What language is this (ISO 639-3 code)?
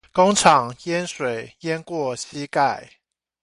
zho